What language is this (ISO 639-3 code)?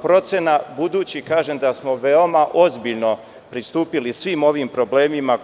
srp